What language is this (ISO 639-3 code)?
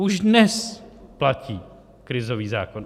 ces